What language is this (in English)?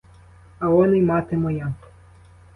Ukrainian